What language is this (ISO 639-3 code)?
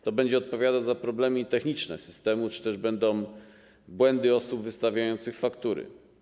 pol